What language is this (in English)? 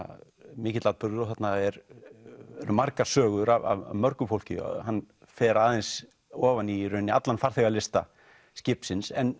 Icelandic